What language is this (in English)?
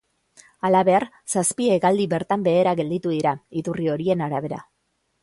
Basque